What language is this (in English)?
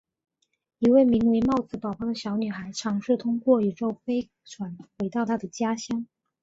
Chinese